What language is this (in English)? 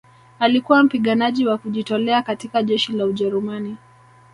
Swahili